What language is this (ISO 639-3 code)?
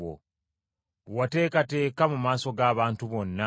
lug